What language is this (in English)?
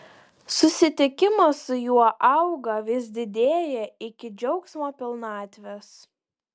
Lithuanian